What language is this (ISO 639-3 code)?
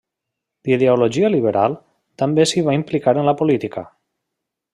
cat